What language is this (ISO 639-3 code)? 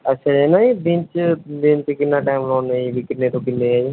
pan